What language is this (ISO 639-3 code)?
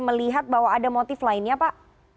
ind